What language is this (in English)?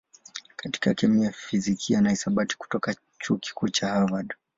Swahili